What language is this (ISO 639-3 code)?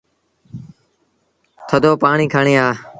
sbn